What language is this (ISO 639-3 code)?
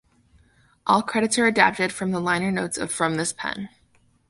eng